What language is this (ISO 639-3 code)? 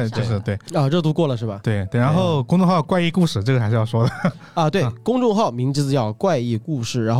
zho